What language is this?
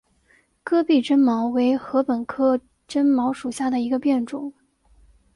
Chinese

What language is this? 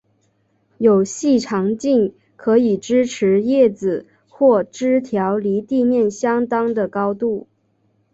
Chinese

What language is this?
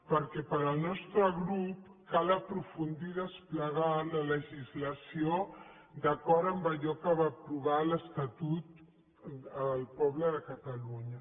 Catalan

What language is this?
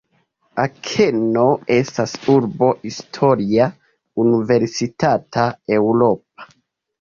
Esperanto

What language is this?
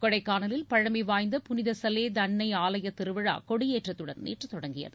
Tamil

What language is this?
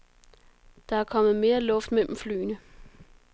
Danish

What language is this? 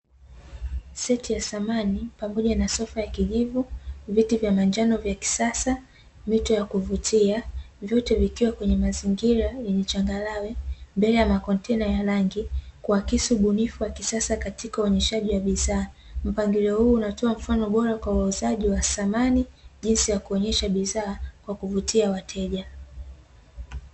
Swahili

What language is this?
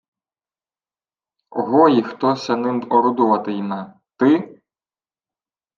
Ukrainian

